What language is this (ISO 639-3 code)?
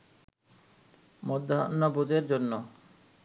ben